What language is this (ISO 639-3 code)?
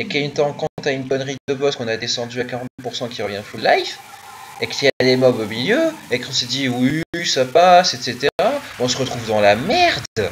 fra